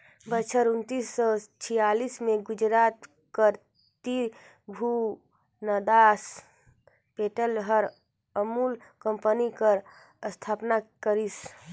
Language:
Chhattisgarhi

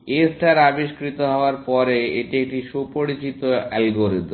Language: Bangla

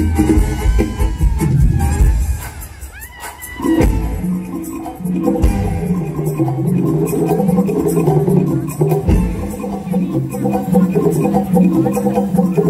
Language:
Thai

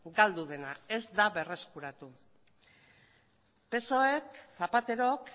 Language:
Basque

